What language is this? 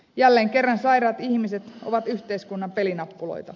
Finnish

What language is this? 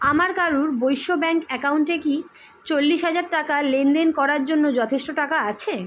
Bangla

